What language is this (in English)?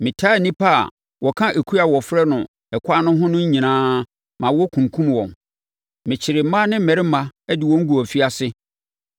Akan